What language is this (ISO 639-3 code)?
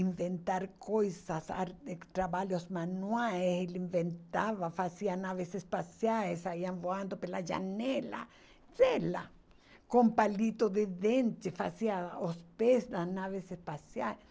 por